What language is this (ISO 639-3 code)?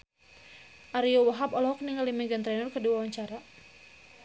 sun